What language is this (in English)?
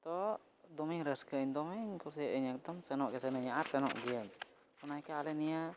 Santali